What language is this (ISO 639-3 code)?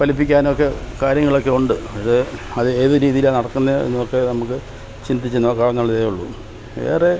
mal